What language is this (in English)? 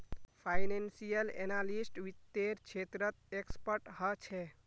Magahi